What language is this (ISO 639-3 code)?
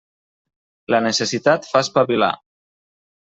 cat